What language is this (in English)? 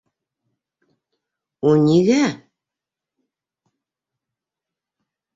Bashkir